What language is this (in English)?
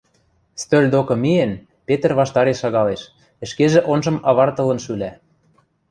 Western Mari